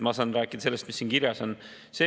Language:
Estonian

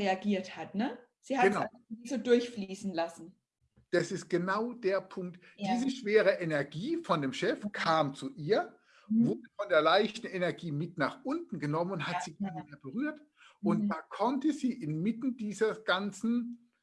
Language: German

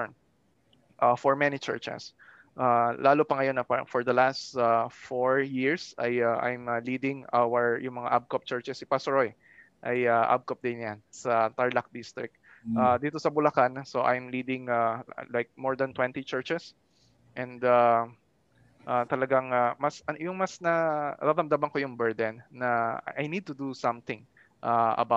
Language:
Filipino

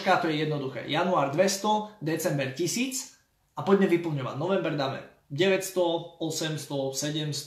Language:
Slovak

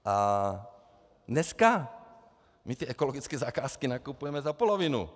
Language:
Czech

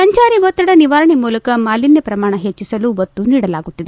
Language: Kannada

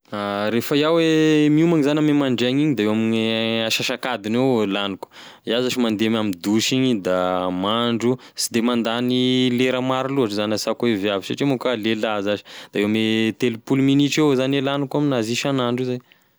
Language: Tesaka Malagasy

